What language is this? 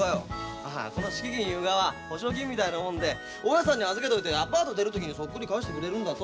Japanese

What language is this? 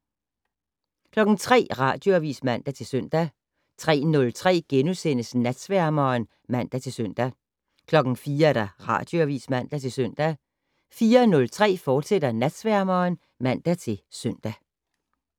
Danish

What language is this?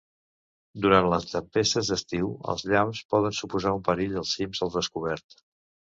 Catalan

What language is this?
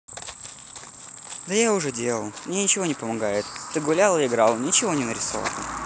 Russian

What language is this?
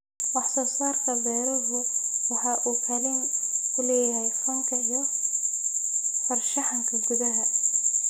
Somali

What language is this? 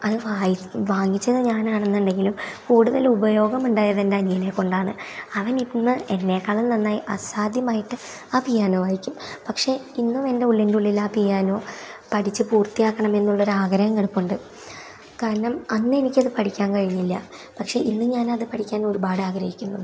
Malayalam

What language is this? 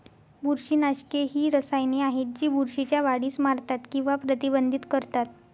Marathi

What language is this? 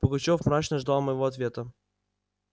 Russian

